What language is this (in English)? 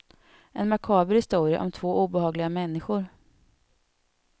Swedish